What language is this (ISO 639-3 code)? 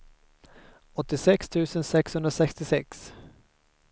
swe